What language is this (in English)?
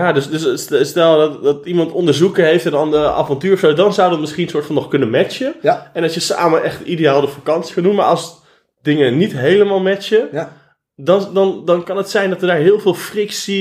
Dutch